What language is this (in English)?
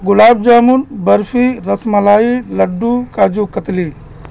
Urdu